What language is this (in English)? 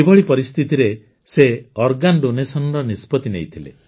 Odia